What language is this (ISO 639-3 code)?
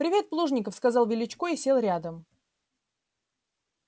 rus